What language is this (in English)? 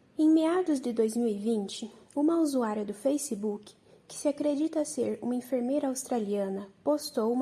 Portuguese